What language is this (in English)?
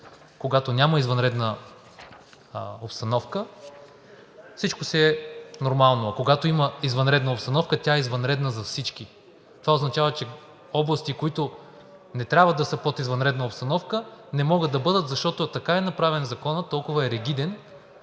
Bulgarian